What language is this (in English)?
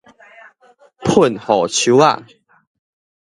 Min Nan Chinese